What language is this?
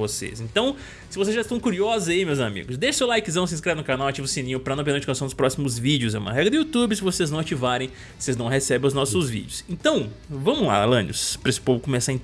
Portuguese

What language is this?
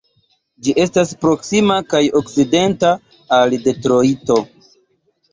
Esperanto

